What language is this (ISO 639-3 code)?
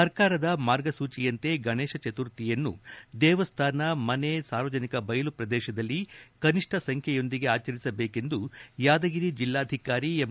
kan